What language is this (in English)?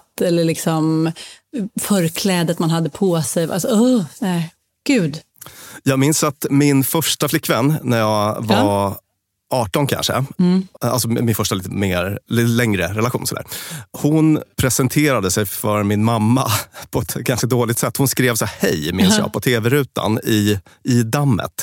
Swedish